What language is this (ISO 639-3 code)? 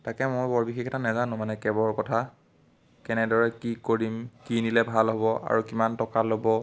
asm